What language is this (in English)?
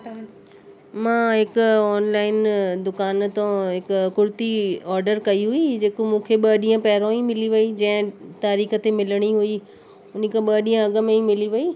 Sindhi